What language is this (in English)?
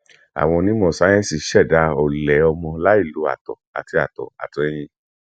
Yoruba